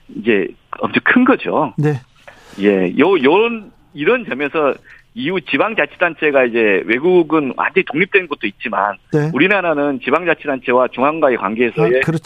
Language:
Korean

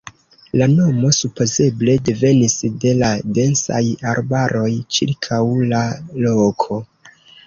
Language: Esperanto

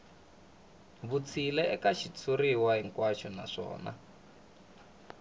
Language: Tsonga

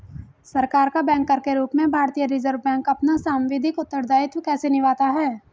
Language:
Hindi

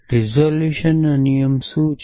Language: Gujarati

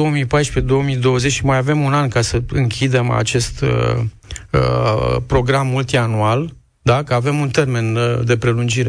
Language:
Romanian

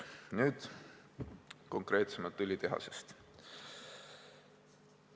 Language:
Estonian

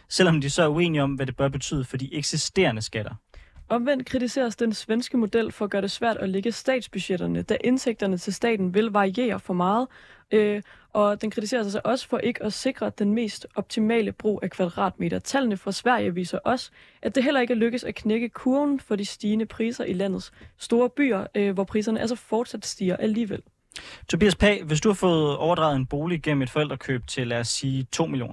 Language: Danish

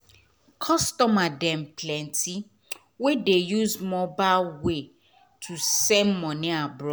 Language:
Nigerian Pidgin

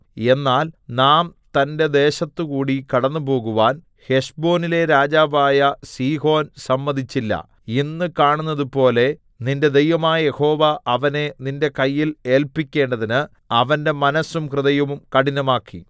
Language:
Malayalam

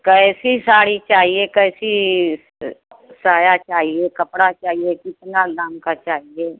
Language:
Hindi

